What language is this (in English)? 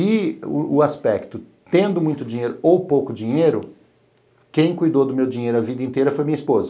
Portuguese